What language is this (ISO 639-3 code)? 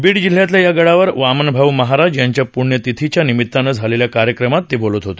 mar